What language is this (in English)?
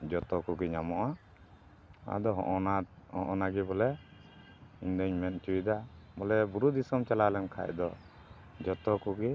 Santali